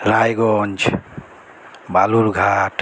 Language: Bangla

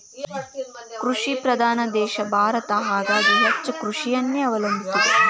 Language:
Kannada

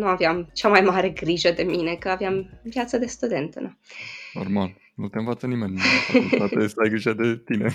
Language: Romanian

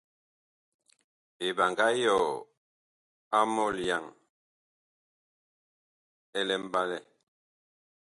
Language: Bakoko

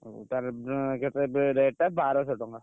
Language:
Odia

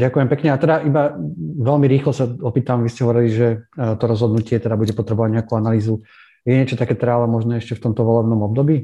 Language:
Slovak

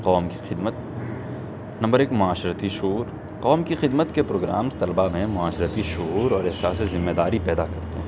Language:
Urdu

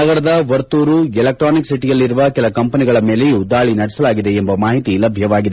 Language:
Kannada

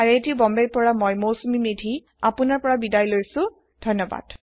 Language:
Assamese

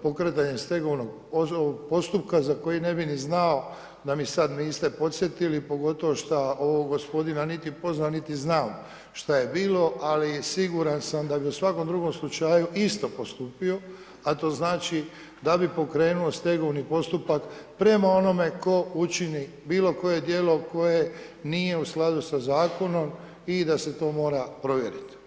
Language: Croatian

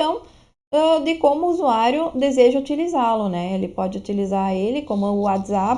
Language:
Portuguese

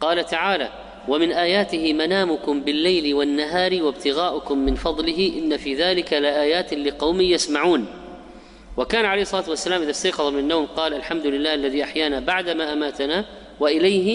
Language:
Arabic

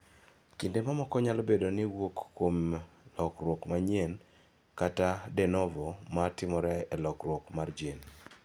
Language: Luo (Kenya and Tanzania)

